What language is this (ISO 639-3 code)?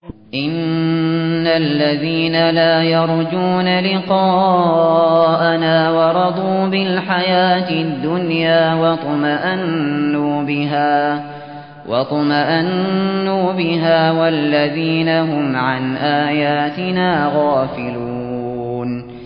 ara